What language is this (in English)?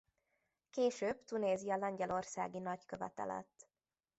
Hungarian